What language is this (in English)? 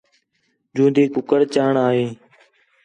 Khetrani